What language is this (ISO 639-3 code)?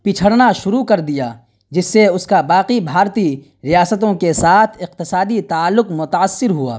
urd